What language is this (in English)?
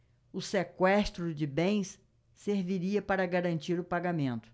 Portuguese